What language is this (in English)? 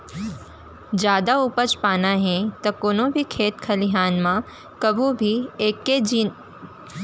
Chhattisgarhi